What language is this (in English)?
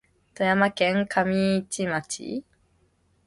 Japanese